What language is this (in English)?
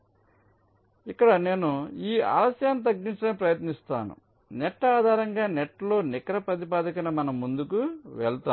Telugu